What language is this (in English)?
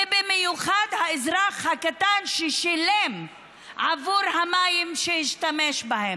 Hebrew